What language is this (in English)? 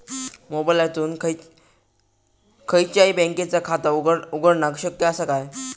Marathi